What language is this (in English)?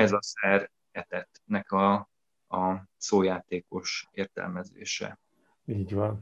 Hungarian